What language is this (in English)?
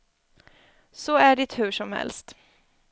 Swedish